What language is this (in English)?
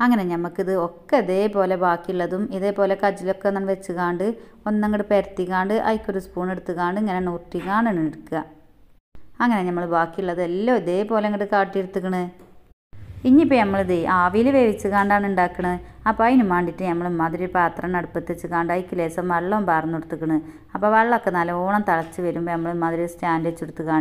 Indonesian